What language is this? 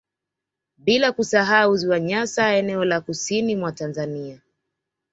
Swahili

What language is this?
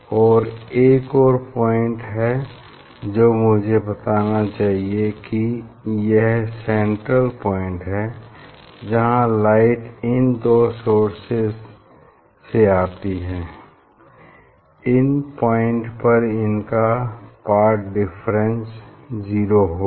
Hindi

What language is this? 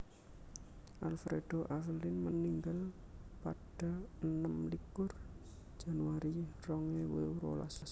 Javanese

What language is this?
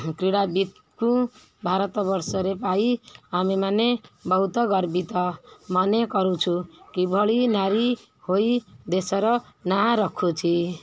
Odia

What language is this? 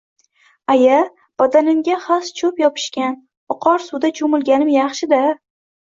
Uzbek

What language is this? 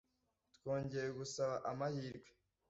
Kinyarwanda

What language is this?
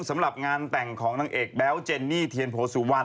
Thai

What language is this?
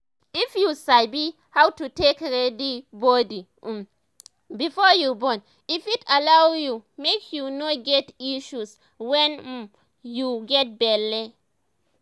Nigerian Pidgin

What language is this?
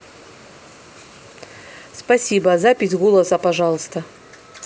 Russian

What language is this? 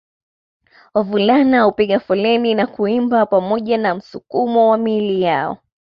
Swahili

